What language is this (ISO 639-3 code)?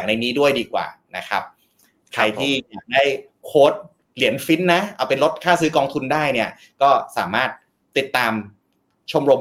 tha